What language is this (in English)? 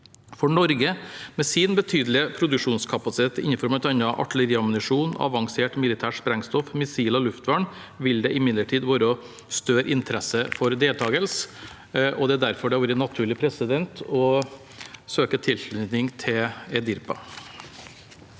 Norwegian